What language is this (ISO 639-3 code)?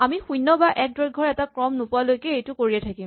asm